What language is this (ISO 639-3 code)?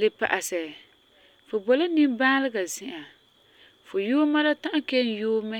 gur